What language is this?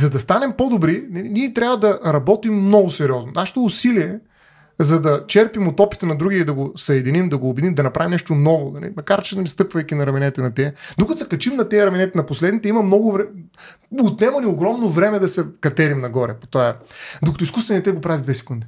Bulgarian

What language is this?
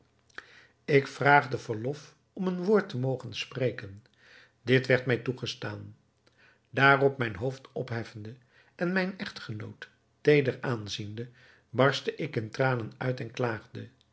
Dutch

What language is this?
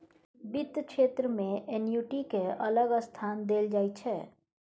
Maithili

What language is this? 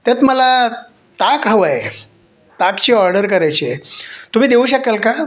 Marathi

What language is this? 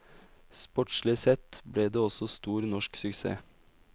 Norwegian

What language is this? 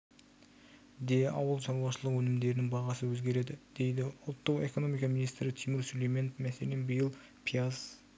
Kazakh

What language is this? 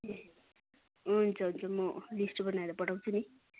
Nepali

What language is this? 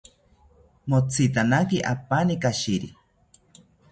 South Ucayali Ashéninka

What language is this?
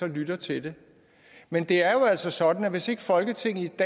Danish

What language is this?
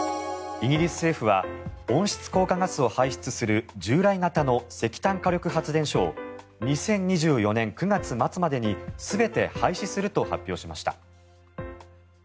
Japanese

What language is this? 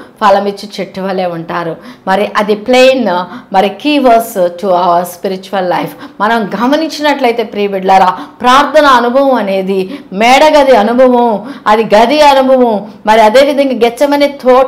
Telugu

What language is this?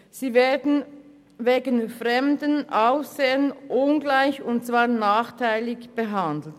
Swiss German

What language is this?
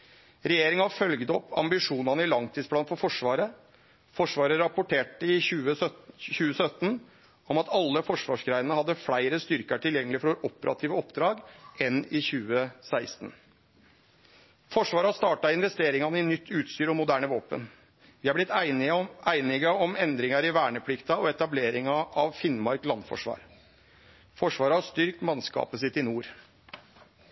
Norwegian Nynorsk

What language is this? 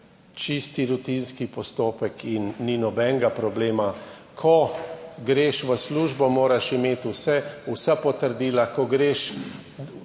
Slovenian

